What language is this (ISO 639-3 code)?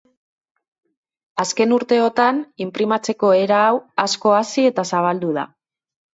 eus